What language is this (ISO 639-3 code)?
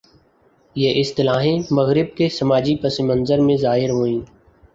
urd